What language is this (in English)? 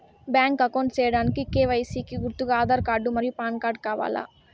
Telugu